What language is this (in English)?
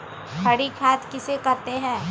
Magahi